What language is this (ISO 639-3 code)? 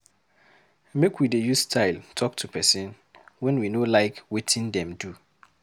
pcm